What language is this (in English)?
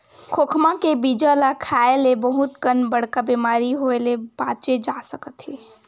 Chhattisgarhi